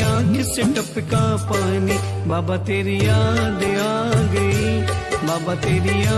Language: Hindi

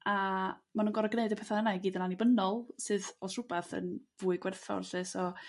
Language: Welsh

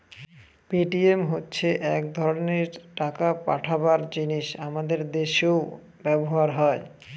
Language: Bangla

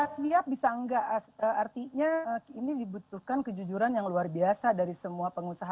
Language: Indonesian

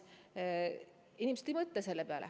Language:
Estonian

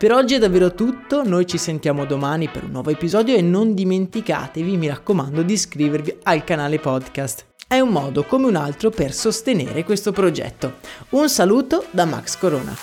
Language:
Italian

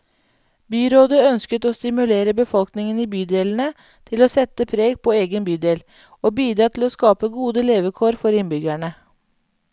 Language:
Norwegian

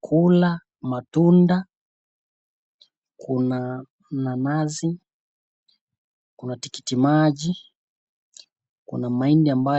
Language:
Swahili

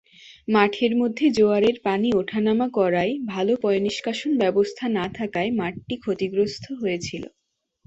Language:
Bangla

